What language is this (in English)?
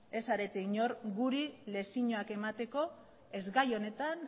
Basque